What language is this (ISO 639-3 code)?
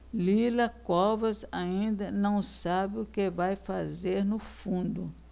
por